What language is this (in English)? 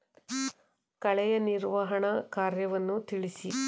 Kannada